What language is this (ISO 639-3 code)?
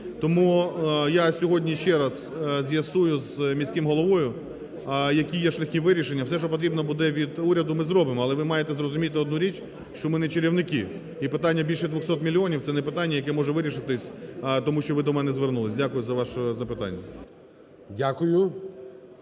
ukr